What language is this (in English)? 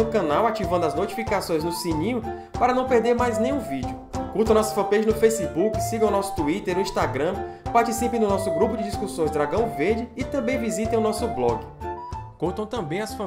Portuguese